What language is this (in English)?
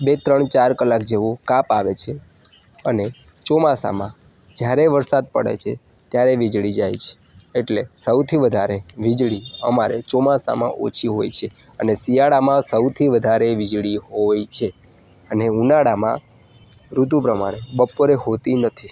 Gujarati